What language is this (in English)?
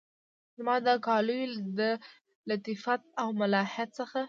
Pashto